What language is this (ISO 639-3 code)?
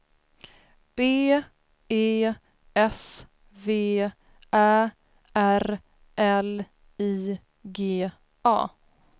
swe